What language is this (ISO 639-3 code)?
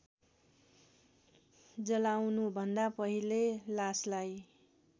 nep